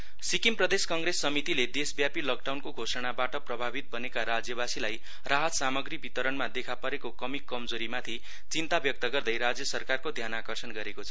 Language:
Nepali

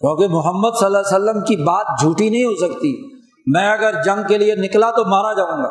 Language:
Urdu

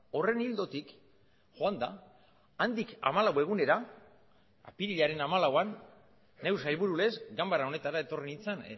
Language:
Basque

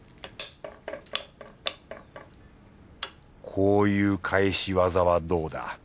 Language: Japanese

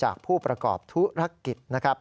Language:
Thai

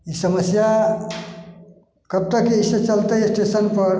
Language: Maithili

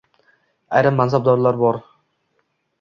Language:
Uzbek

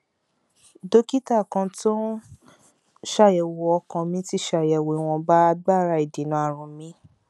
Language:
Yoruba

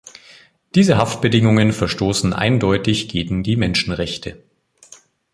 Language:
German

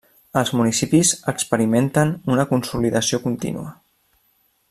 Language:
Catalan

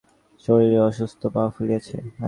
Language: Bangla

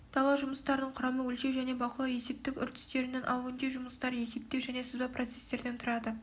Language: Kazakh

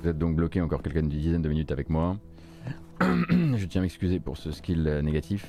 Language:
French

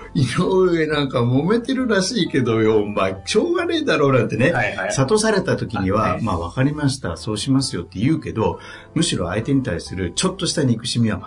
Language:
Japanese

